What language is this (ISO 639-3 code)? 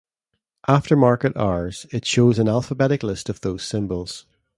eng